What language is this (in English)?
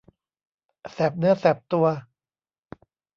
Thai